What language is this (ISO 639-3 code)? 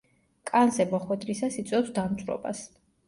kat